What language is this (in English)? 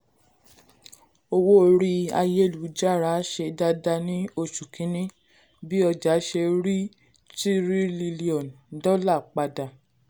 Yoruba